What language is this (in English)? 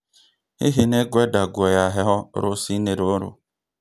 Kikuyu